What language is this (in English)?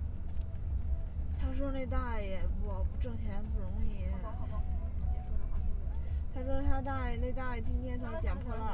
Chinese